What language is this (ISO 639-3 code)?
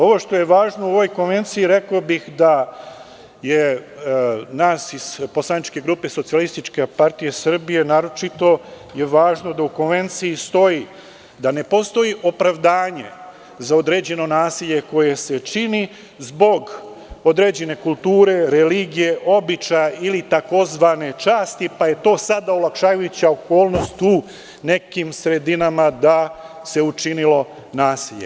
srp